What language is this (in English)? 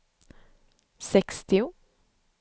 Swedish